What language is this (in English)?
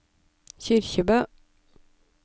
Norwegian